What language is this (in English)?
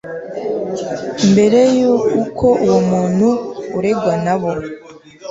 Kinyarwanda